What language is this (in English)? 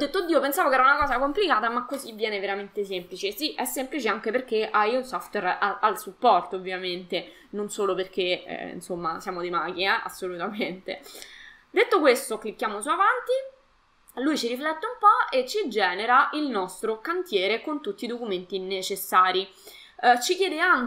Italian